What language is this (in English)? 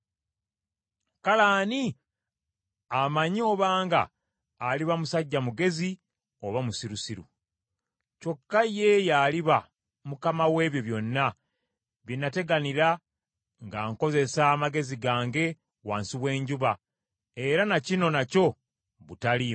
Ganda